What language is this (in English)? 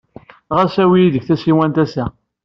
Kabyle